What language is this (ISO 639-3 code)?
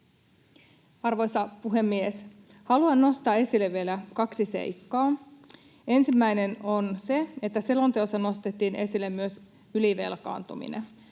fin